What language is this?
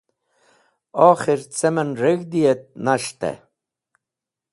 Wakhi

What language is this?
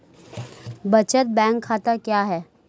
Hindi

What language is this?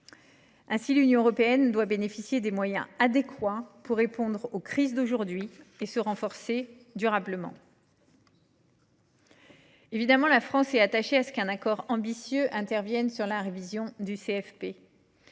French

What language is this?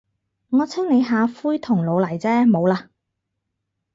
Cantonese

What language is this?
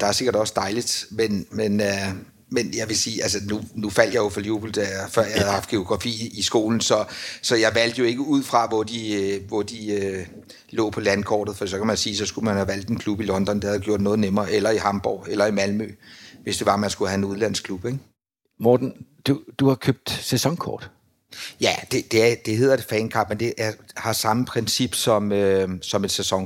Danish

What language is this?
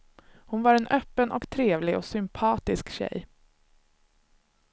Swedish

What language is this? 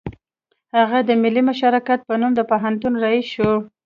Pashto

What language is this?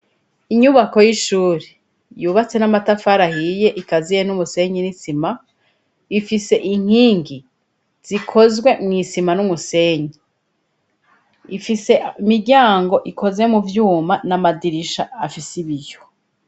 Rundi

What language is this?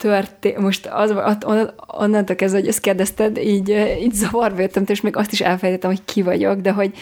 Hungarian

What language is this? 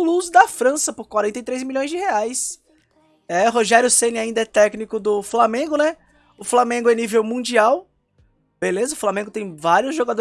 Portuguese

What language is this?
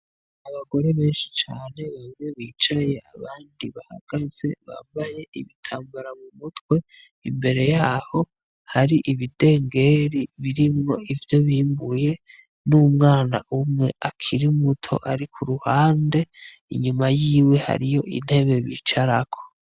Rundi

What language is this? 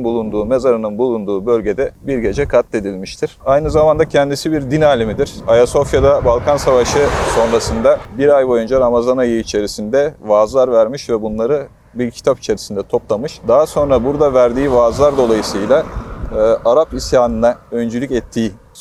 Turkish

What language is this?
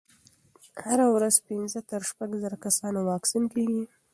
Pashto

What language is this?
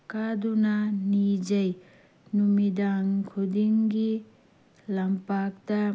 Manipuri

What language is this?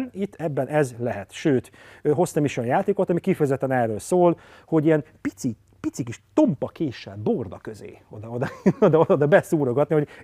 Hungarian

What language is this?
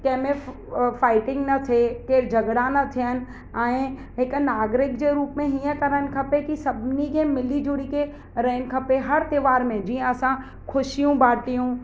Sindhi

